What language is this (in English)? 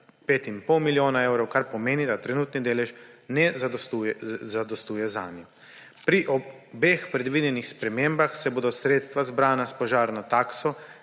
Slovenian